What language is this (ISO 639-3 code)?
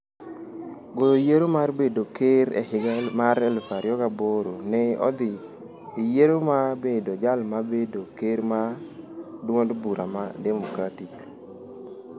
luo